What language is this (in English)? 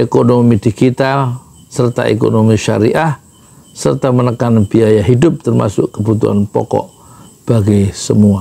Indonesian